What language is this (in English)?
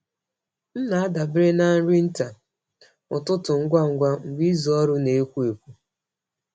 Igbo